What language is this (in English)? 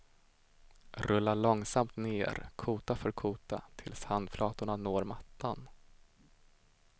Swedish